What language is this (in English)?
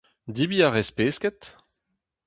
Breton